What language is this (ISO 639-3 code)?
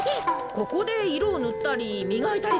jpn